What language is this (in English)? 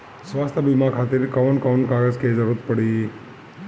Bhojpuri